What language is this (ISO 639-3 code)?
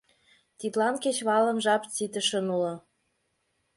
chm